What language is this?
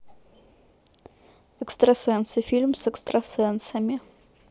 Russian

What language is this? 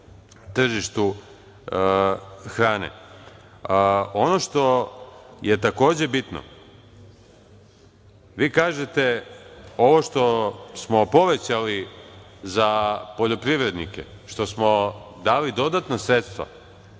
Serbian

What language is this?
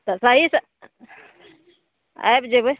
Maithili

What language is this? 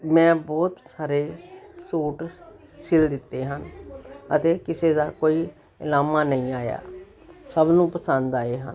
Punjabi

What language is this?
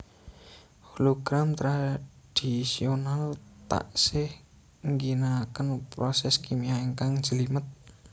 Javanese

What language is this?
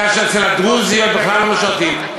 Hebrew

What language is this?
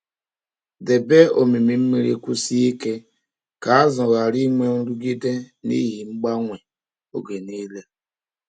Igbo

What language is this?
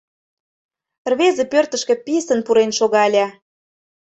Mari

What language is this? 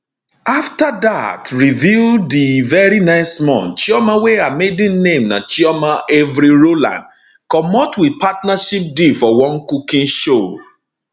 Nigerian Pidgin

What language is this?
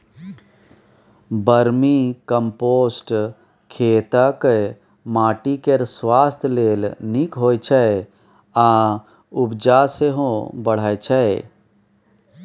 Maithili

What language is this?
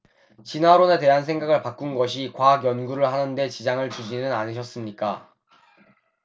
Korean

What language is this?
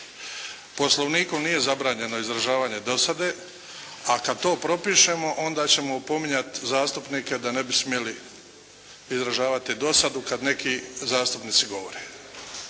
Croatian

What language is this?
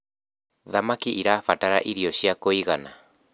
Kikuyu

